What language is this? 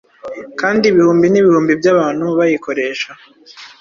Kinyarwanda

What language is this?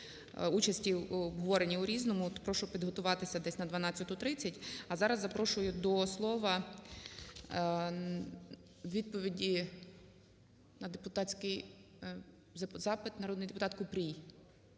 Ukrainian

